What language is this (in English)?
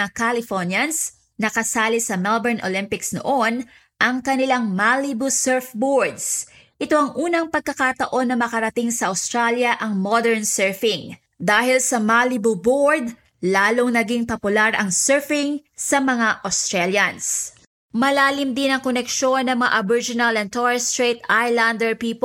Filipino